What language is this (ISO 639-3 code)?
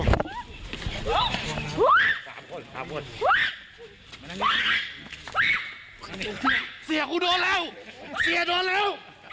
tha